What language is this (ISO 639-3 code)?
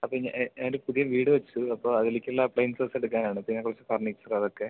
mal